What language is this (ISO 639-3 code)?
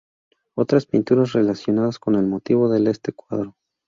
spa